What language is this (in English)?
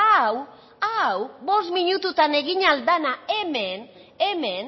Basque